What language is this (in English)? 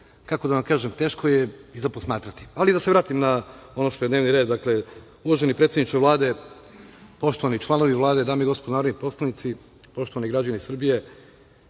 Serbian